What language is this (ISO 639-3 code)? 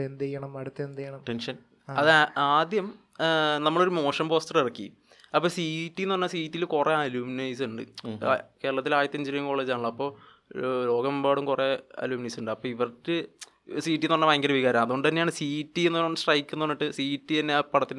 mal